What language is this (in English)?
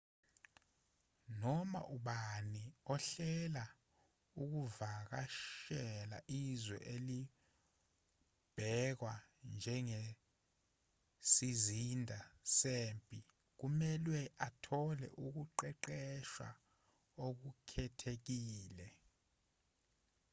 Zulu